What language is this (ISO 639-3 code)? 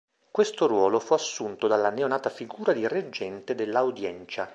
ita